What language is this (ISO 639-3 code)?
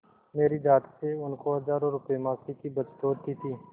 hin